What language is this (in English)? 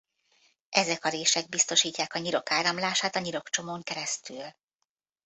Hungarian